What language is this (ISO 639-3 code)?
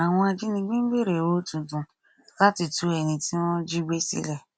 yor